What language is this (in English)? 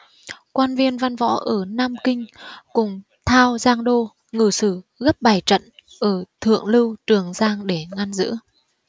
Vietnamese